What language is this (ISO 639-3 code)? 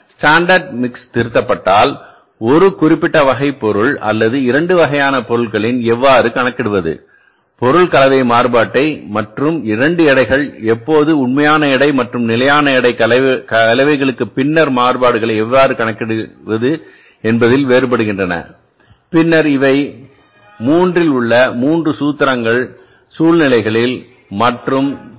tam